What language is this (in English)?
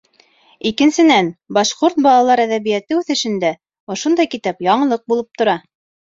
Bashkir